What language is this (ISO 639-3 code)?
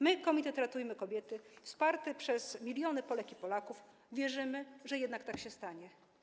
pol